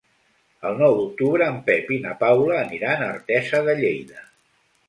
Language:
Catalan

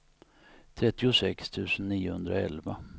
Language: Swedish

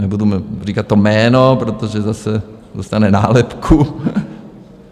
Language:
Czech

